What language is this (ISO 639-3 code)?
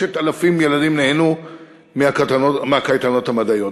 heb